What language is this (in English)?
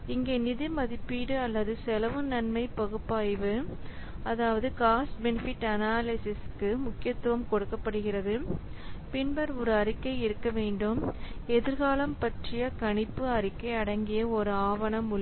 Tamil